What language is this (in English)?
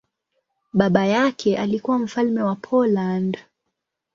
Swahili